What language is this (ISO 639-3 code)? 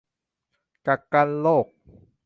tha